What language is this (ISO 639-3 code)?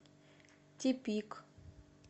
rus